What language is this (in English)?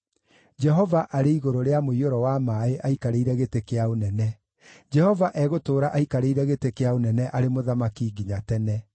Kikuyu